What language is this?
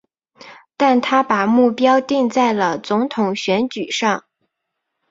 Chinese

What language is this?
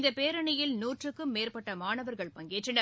Tamil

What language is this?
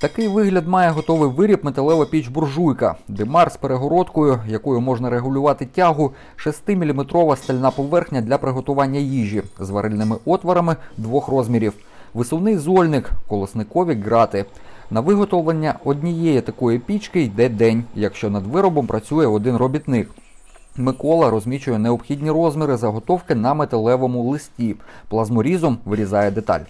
Ukrainian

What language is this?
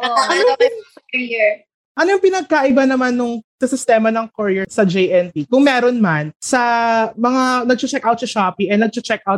Filipino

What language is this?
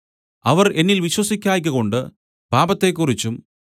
Malayalam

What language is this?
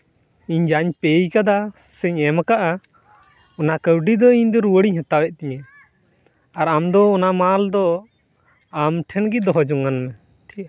Santali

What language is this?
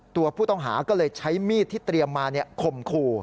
Thai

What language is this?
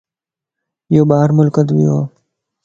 Lasi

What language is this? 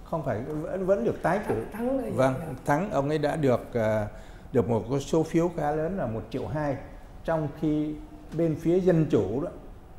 Vietnamese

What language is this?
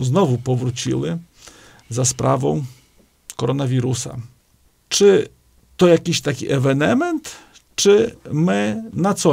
Polish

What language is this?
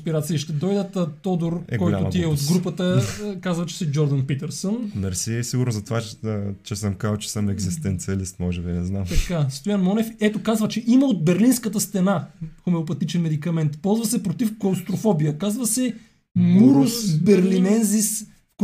Bulgarian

